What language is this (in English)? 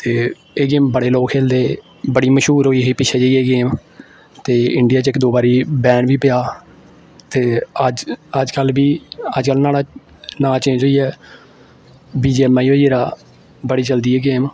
Dogri